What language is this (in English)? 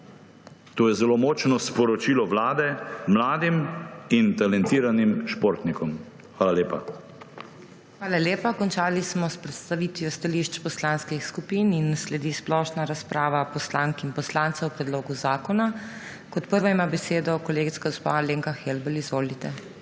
Slovenian